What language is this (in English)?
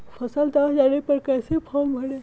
Magahi